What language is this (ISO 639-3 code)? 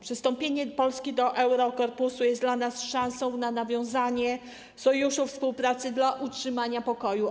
pol